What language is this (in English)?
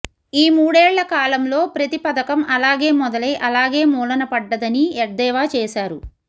Telugu